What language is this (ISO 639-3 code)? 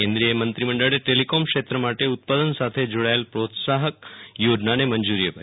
guj